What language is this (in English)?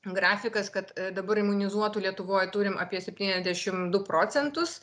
Lithuanian